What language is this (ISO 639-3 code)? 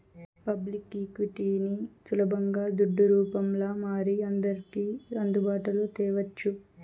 tel